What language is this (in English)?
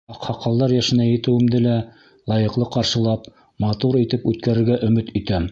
Bashkir